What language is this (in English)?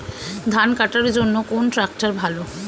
Bangla